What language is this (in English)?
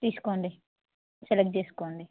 Telugu